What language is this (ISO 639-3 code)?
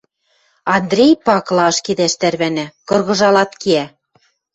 mrj